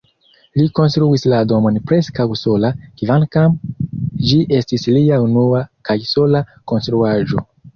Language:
Esperanto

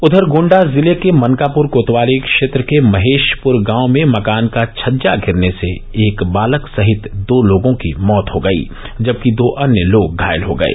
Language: Hindi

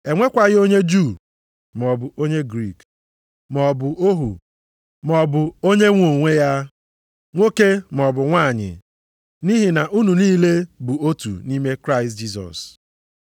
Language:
Igbo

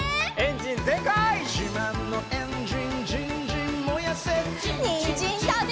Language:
Japanese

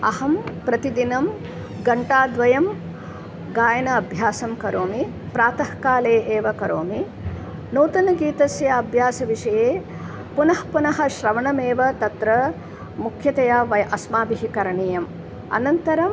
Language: Sanskrit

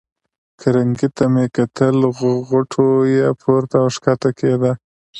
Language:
Pashto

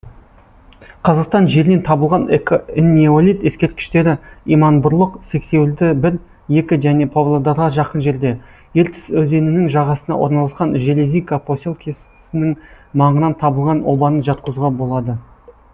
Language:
Kazakh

